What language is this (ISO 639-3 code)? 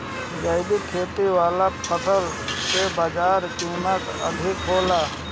bho